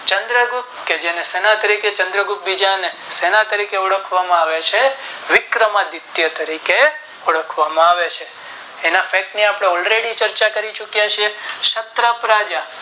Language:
Gujarati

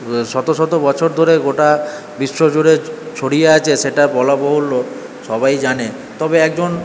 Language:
Bangla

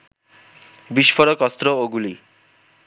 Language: Bangla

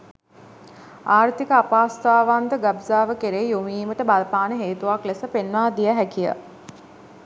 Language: Sinhala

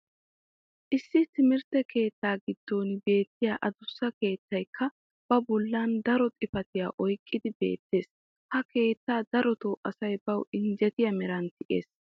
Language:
Wolaytta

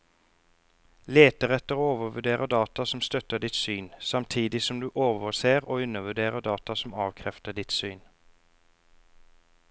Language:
Norwegian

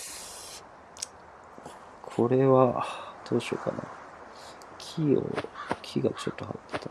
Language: Japanese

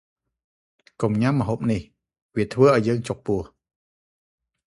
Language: Khmer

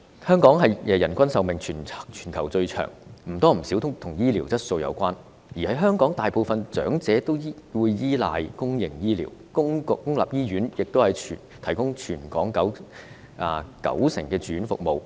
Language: Cantonese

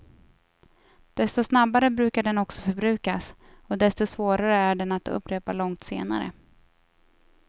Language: Swedish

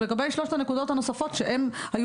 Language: Hebrew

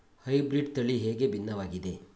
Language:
Kannada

